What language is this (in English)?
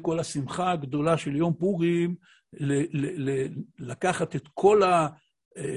Hebrew